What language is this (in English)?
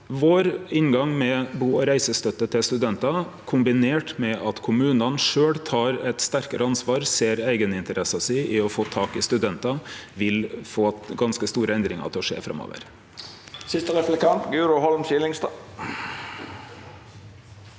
Norwegian